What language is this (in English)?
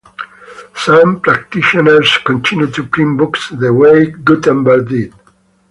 English